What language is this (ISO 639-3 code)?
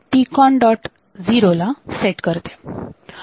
mar